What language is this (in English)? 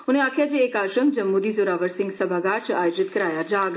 Dogri